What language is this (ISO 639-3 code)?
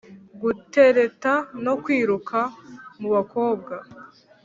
kin